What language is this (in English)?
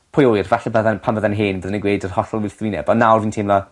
Welsh